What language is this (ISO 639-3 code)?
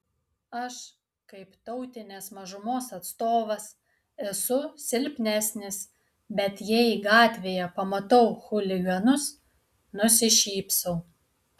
lit